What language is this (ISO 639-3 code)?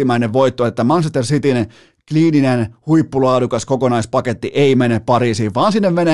fin